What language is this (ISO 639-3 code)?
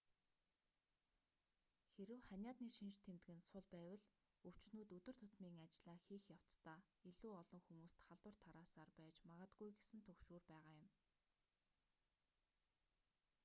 mon